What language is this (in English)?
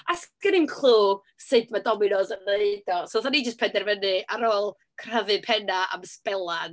Welsh